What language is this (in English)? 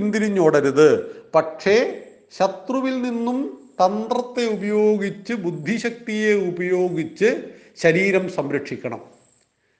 Malayalam